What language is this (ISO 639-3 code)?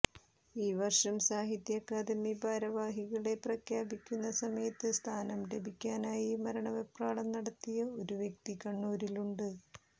mal